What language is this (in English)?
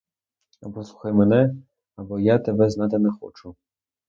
Ukrainian